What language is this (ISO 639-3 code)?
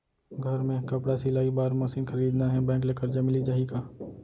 hne